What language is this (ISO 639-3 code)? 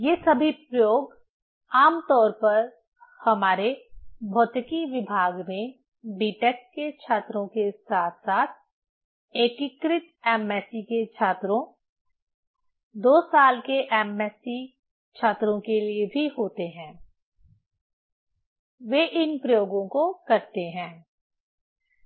hin